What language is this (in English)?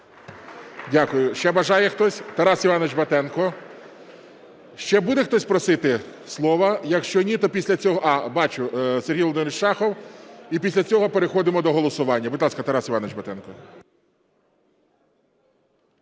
Ukrainian